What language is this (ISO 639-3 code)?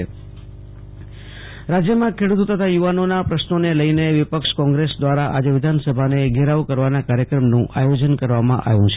guj